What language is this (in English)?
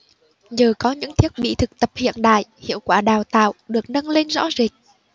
Vietnamese